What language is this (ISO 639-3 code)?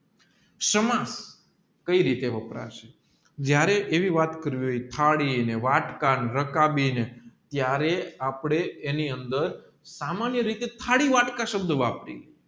guj